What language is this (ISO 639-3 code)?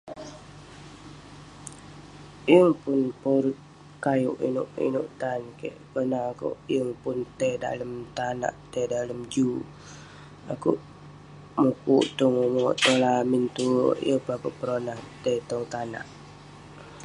pne